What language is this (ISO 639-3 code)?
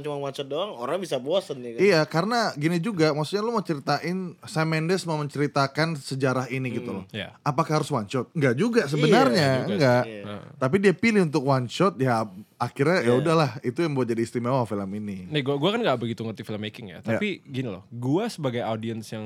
ind